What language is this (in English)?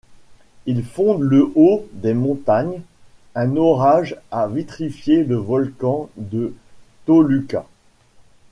French